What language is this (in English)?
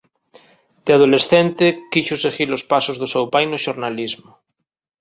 Galician